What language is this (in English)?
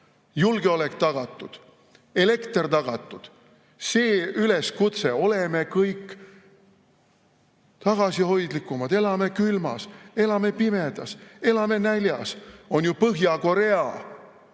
Estonian